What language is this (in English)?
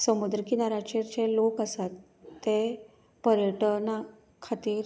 Konkani